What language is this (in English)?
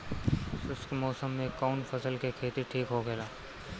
Bhojpuri